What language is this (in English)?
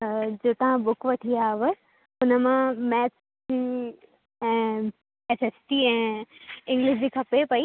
Sindhi